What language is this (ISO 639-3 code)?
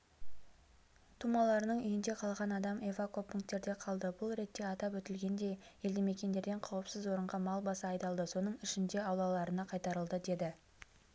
kaz